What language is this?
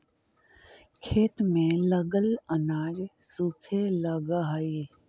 Magahi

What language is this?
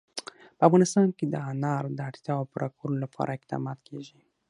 Pashto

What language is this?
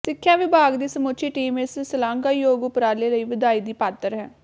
Punjabi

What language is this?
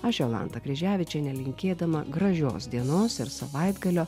Lithuanian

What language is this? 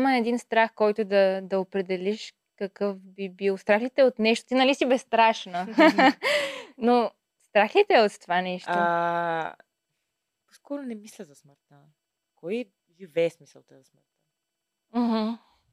Bulgarian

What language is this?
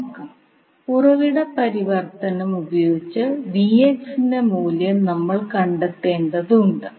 Malayalam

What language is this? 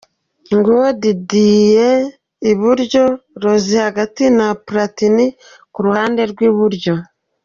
Kinyarwanda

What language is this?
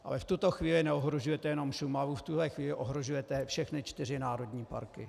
Czech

